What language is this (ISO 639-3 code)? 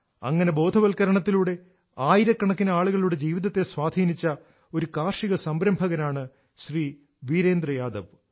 mal